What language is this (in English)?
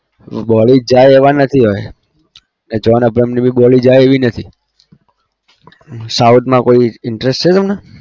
Gujarati